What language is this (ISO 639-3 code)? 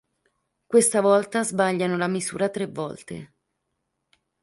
ita